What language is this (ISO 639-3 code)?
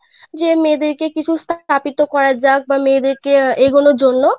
ben